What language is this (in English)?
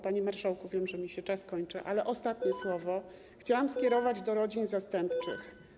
Polish